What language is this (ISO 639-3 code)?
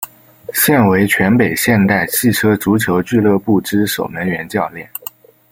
zho